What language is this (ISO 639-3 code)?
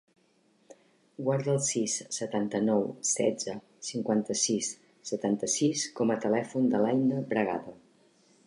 cat